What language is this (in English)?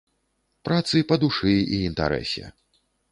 Belarusian